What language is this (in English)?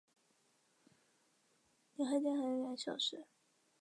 Chinese